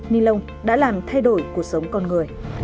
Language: Vietnamese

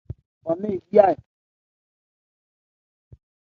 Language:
Ebrié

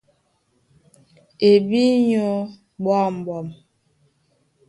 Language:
Duala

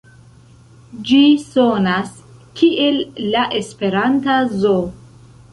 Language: Esperanto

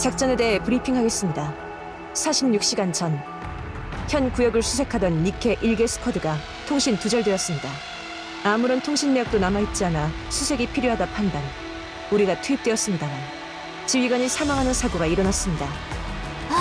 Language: Korean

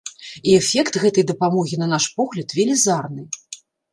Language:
Belarusian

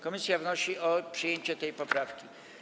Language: Polish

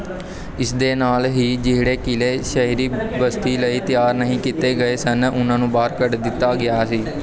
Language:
Punjabi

